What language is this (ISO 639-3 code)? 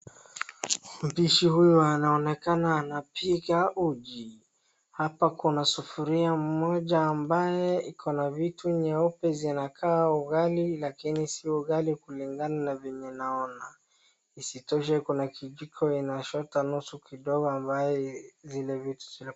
swa